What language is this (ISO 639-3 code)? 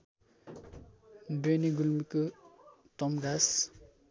nep